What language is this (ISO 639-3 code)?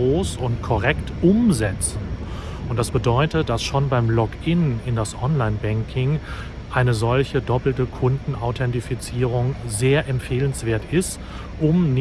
deu